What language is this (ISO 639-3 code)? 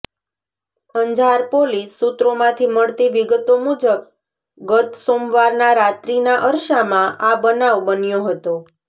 guj